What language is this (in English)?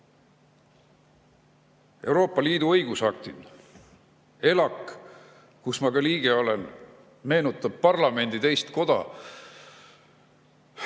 Estonian